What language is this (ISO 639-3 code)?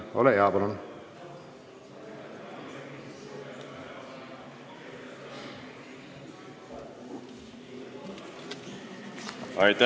est